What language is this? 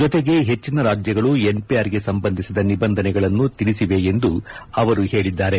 Kannada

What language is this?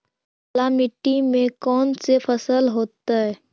Magahi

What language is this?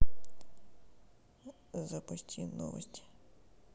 Russian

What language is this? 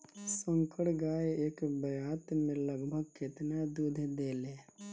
Bhojpuri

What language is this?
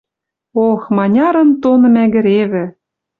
Western Mari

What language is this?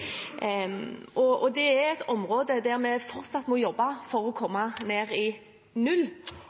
Norwegian Bokmål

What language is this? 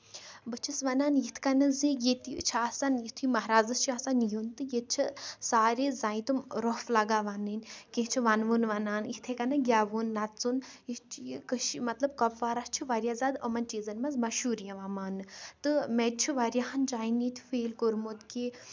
Kashmiri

